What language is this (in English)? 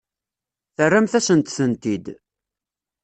Kabyle